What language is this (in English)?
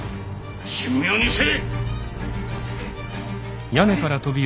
Japanese